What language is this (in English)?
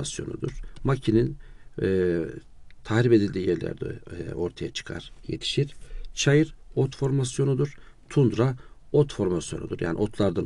Turkish